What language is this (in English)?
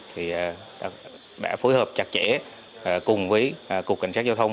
Vietnamese